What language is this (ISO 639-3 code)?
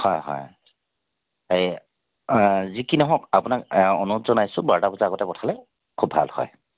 asm